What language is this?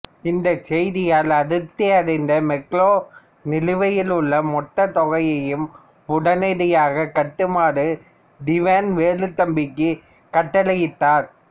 Tamil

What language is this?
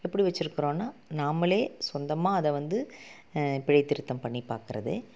Tamil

